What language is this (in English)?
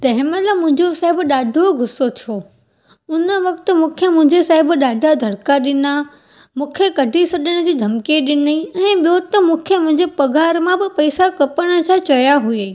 Sindhi